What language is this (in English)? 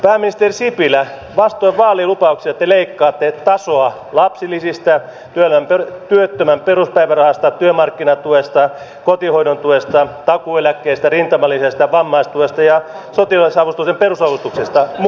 Finnish